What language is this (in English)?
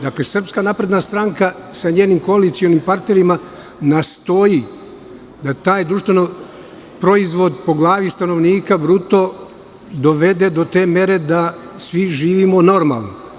Serbian